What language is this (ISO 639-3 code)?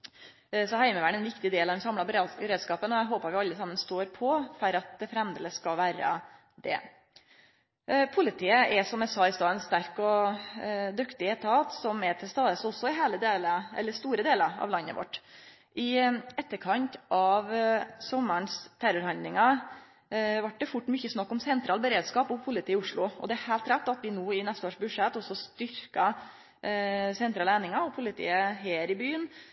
nno